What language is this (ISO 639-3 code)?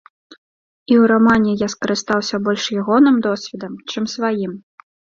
bel